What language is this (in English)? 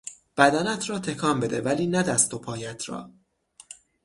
Persian